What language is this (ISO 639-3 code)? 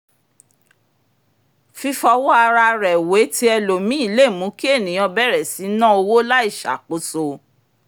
yor